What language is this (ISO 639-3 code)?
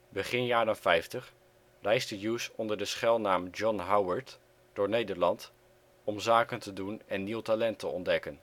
nld